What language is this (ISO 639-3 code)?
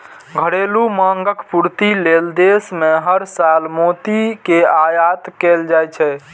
mai